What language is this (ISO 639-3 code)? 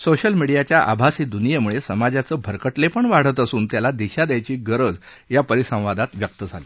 mar